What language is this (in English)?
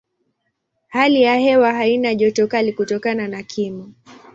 Swahili